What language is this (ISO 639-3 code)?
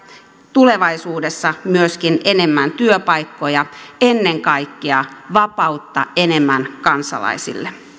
fin